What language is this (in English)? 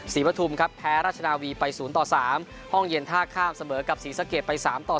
Thai